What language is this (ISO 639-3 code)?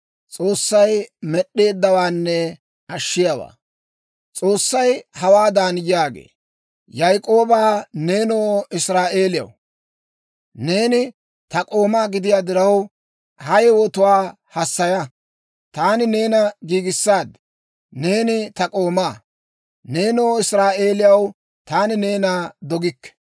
dwr